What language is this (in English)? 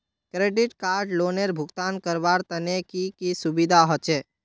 Magahi